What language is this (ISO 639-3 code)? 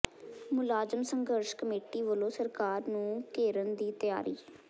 pan